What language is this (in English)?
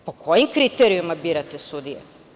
Serbian